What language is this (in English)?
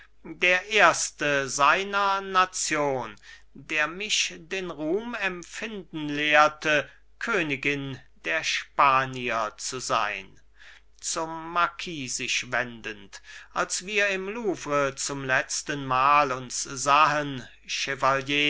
German